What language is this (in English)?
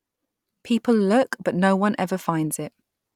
English